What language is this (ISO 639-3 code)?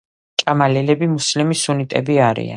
kat